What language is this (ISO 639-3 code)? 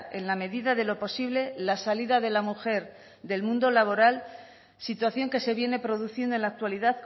spa